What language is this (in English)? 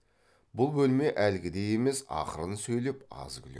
Kazakh